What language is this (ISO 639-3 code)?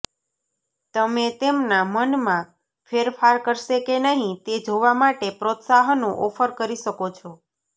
guj